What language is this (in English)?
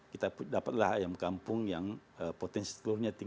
Indonesian